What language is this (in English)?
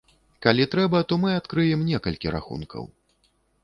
Belarusian